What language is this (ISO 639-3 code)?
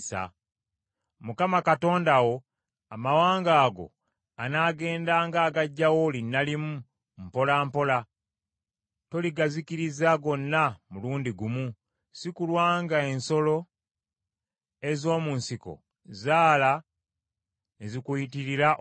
lug